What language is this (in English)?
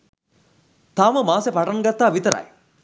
Sinhala